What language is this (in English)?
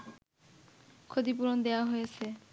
Bangla